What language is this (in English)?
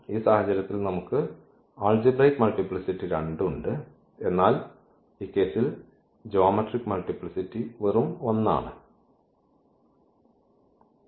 Malayalam